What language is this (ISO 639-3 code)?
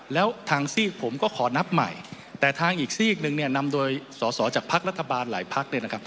tha